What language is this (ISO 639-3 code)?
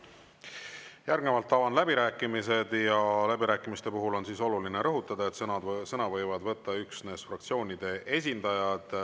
est